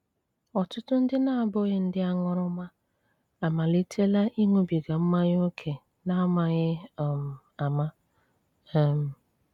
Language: Igbo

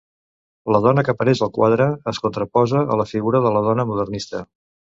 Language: Catalan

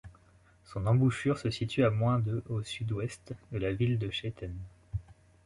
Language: French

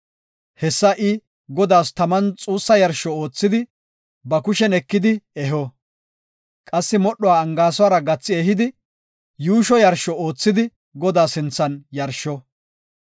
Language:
Gofa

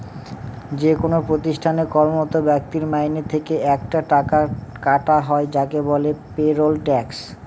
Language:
Bangla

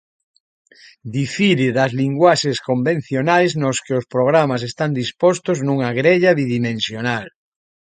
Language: Galician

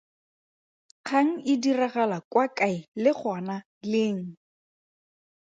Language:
Tswana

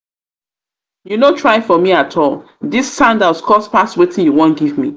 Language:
Nigerian Pidgin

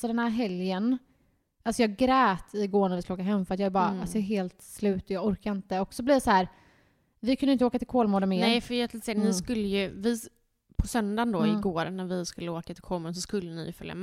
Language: Swedish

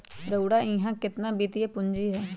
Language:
Magahi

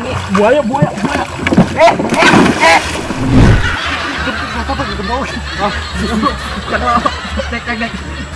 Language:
Indonesian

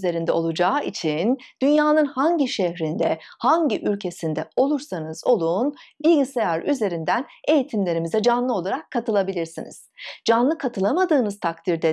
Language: Turkish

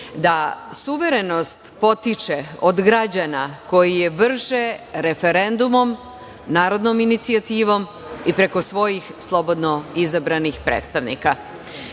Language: Serbian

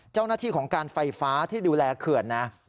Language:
Thai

